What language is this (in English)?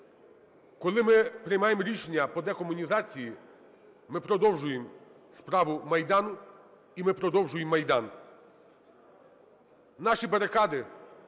Ukrainian